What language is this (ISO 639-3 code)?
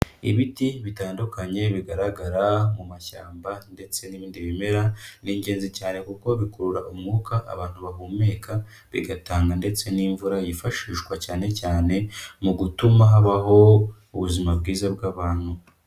kin